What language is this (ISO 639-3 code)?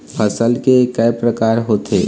hne